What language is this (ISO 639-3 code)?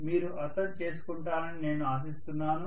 tel